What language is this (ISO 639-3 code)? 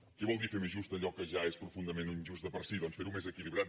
cat